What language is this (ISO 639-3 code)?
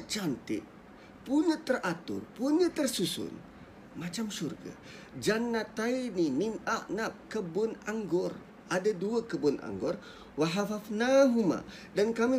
msa